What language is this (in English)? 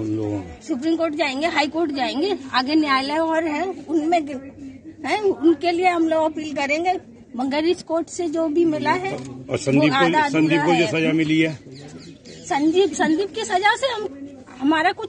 Hindi